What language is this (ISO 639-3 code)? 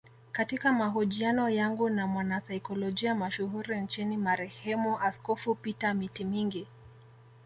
swa